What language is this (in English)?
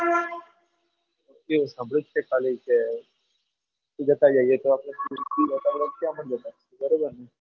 Gujarati